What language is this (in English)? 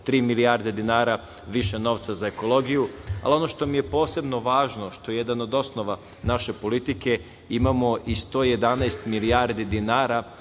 Serbian